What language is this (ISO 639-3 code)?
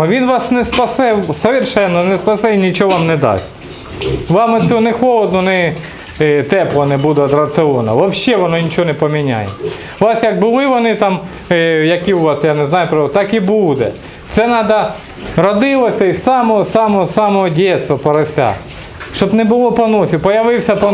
rus